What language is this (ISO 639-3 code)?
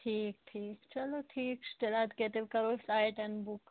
kas